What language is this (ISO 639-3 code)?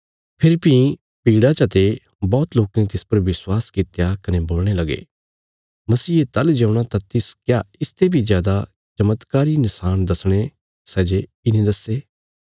kfs